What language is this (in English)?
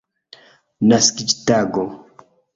Esperanto